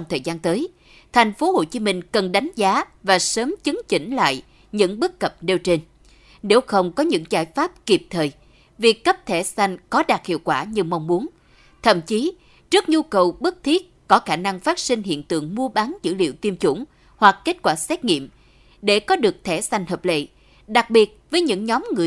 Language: Vietnamese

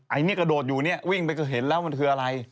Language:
Thai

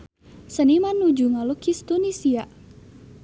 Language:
Sundanese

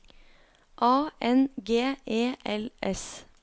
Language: Norwegian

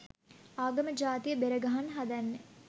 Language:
Sinhala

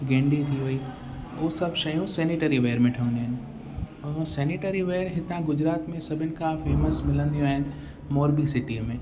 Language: Sindhi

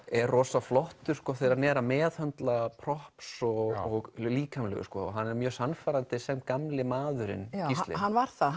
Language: Icelandic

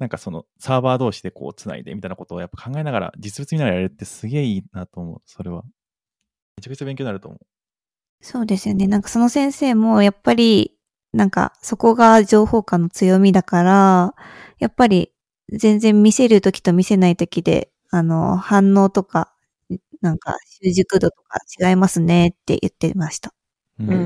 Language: Japanese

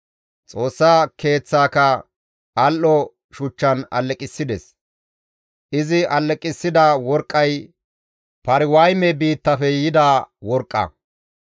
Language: Gamo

